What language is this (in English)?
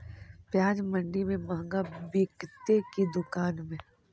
Magahi